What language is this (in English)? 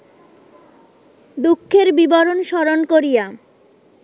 Bangla